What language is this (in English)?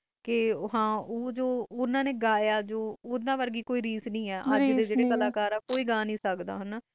Punjabi